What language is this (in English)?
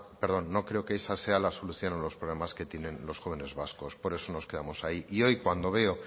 Spanish